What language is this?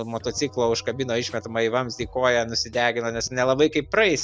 Lithuanian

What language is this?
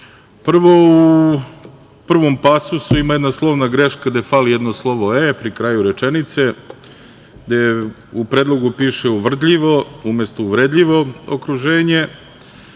Serbian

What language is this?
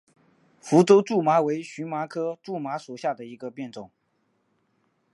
Chinese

